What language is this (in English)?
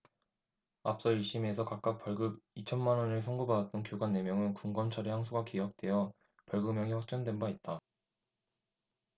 Korean